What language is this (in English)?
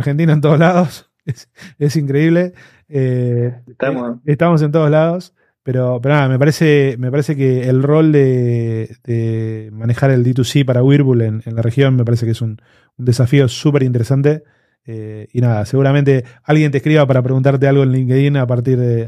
Spanish